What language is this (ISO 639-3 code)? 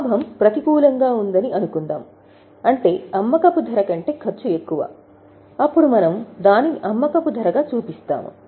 tel